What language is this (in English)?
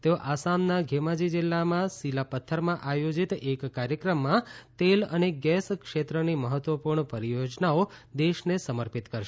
Gujarati